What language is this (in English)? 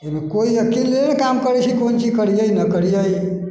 Maithili